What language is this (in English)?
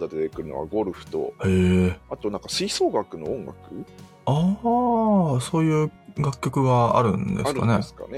Japanese